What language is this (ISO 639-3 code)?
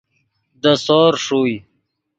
ydg